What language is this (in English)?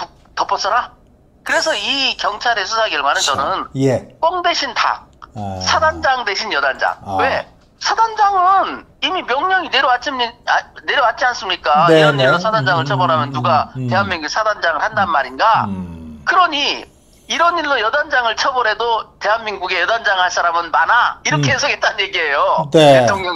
Korean